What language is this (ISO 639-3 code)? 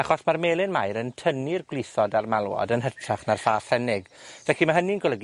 cym